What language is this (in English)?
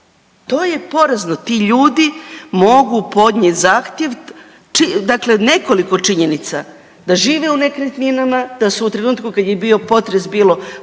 Croatian